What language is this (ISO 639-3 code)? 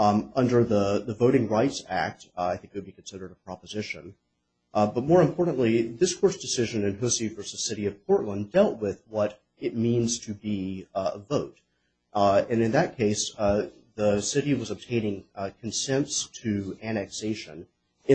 eng